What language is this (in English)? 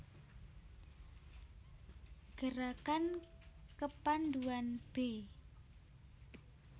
Javanese